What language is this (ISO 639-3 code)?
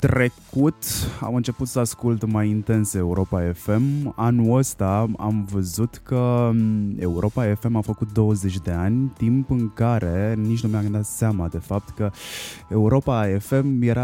ron